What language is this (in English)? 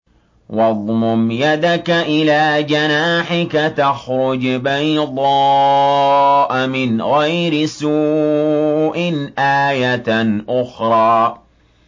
Arabic